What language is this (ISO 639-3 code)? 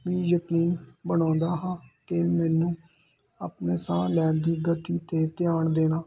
pan